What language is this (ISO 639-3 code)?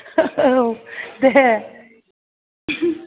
brx